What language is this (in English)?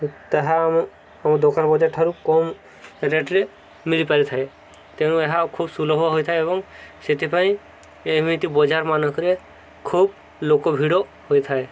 Odia